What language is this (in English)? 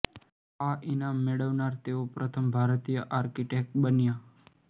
Gujarati